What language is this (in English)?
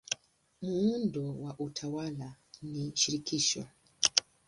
Swahili